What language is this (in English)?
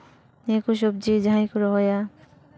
Santali